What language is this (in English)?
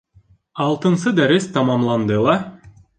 Bashkir